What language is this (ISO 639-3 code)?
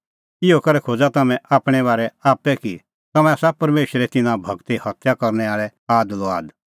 kfx